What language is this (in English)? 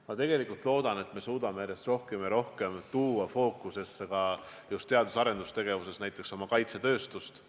Estonian